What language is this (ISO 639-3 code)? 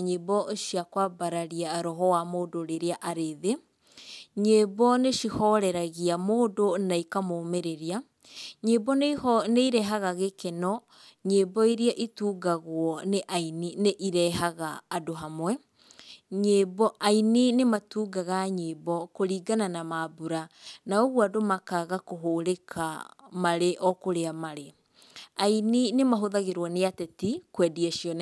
kik